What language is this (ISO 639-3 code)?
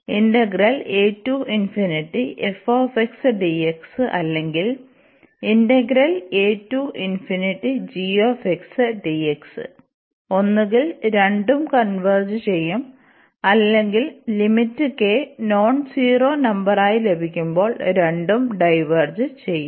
mal